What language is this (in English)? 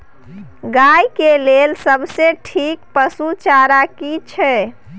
Maithili